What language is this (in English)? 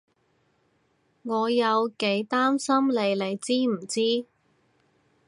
Cantonese